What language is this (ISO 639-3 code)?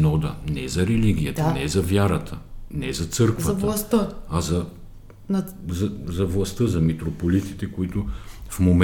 bul